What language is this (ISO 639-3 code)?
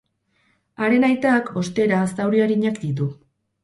eus